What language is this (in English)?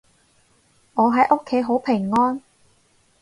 Cantonese